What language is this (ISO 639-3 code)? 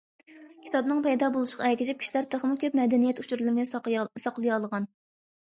uig